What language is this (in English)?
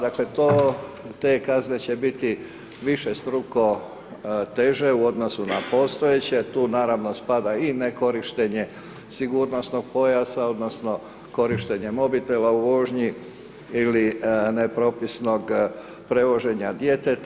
Croatian